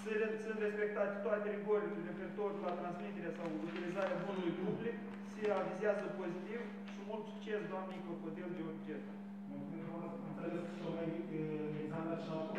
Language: Romanian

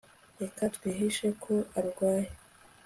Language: Kinyarwanda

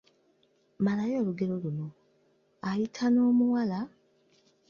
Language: Ganda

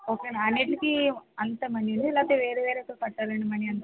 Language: Telugu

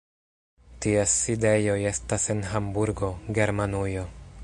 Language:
Esperanto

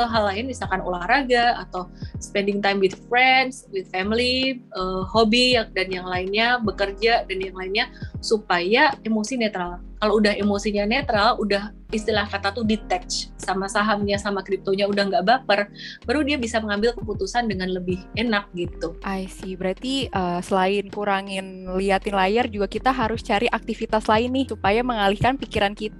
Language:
Indonesian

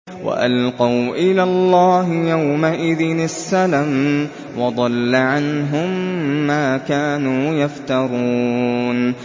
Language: Arabic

